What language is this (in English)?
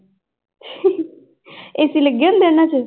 Punjabi